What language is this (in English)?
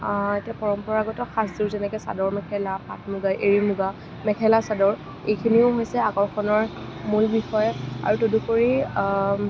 Assamese